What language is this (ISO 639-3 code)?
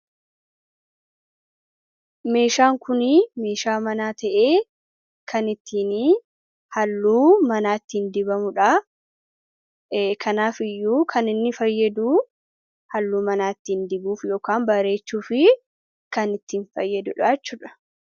orm